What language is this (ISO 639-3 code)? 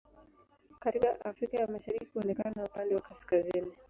swa